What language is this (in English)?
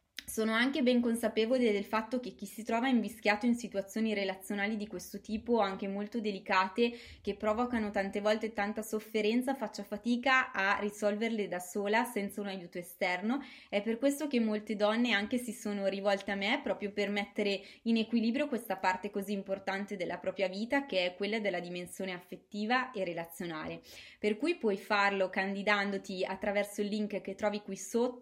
Italian